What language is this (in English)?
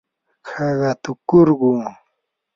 Yanahuanca Pasco Quechua